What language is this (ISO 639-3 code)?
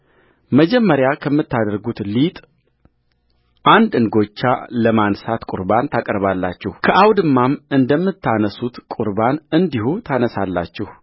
amh